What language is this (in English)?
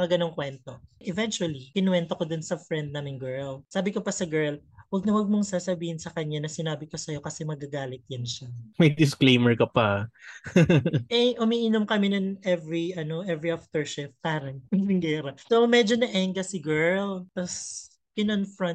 Filipino